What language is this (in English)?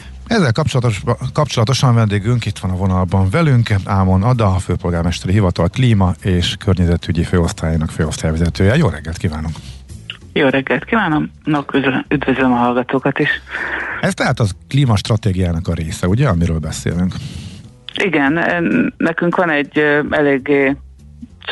Hungarian